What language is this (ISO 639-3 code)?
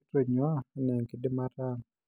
mas